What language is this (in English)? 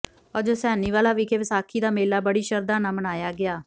Punjabi